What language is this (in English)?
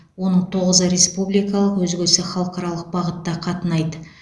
Kazakh